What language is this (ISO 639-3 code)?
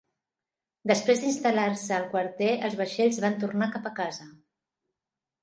cat